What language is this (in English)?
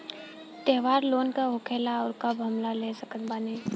Bhojpuri